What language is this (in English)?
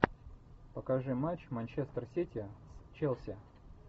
Russian